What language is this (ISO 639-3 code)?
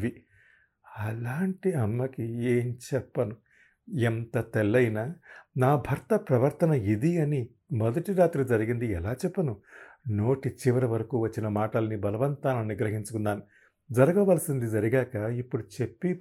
tel